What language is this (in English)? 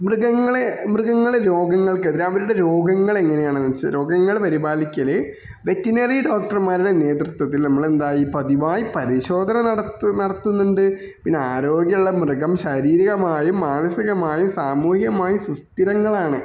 Malayalam